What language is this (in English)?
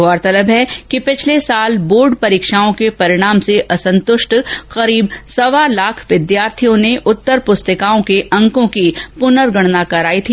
Hindi